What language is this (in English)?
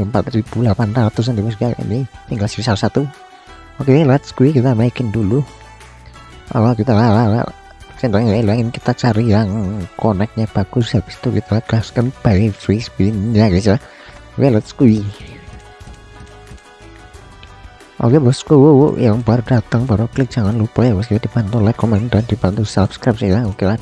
Indonesian